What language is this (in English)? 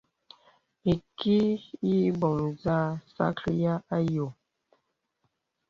Bebele